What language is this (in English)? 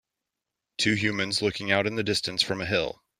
English